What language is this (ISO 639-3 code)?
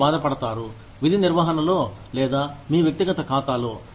tel